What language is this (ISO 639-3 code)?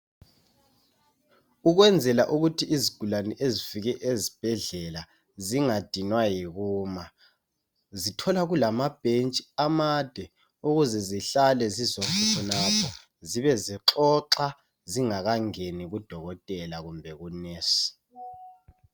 nde